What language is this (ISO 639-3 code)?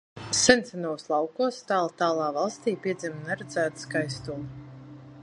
lav